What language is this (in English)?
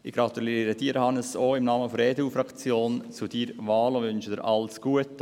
Swiss German